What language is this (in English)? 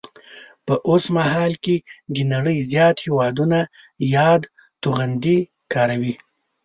Pashto